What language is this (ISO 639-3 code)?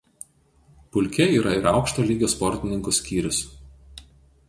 lit